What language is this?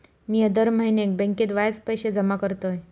Marathi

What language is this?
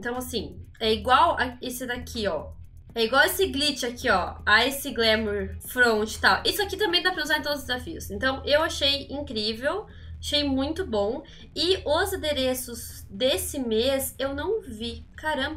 Portuguese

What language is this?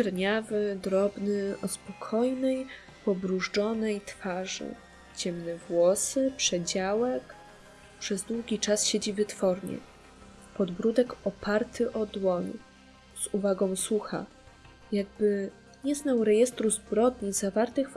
Polish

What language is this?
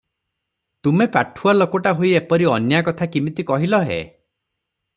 Odia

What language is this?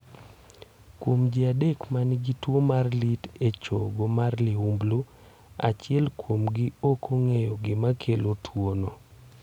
Luo (Kenya and Tanzania)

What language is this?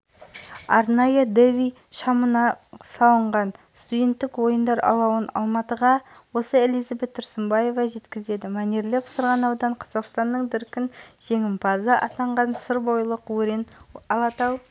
Kazakh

